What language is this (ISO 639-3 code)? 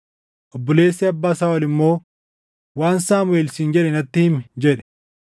orm